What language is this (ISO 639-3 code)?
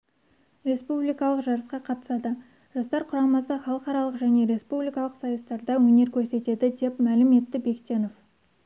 kaz